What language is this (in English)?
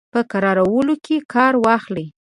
Pashto